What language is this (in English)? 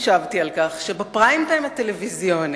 Hebrew